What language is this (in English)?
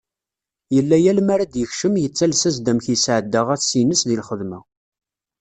Kabyle